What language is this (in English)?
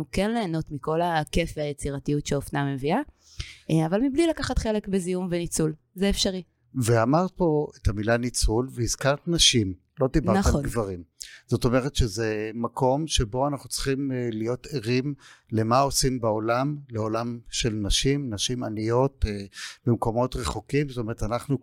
Hebrew